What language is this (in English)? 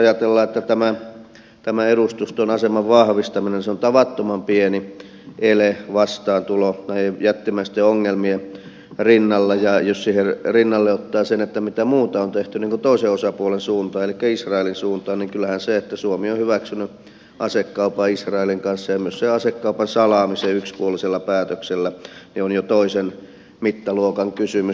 Finnish